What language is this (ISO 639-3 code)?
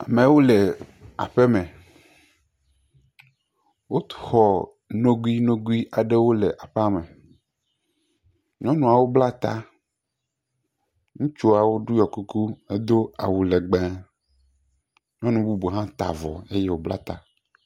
ewe